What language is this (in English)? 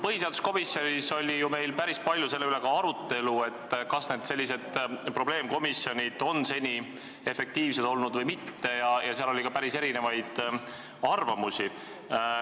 Estonian